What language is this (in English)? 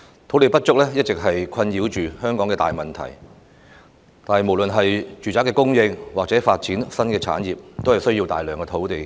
Cantonese